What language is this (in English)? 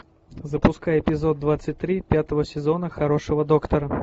Russian